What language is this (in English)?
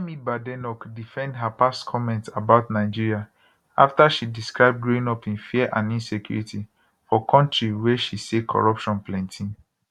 Nigerian Pidgin